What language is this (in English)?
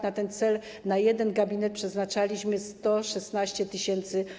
Polish